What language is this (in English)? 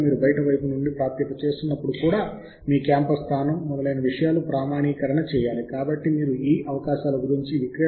Telugu